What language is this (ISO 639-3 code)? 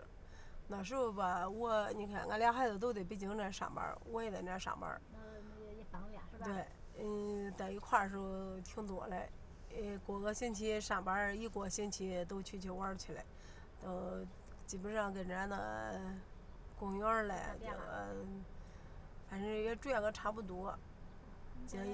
zho